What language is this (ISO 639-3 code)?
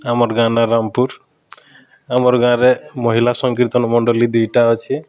ori